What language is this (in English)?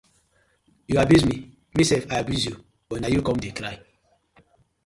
Nigerian Pidgin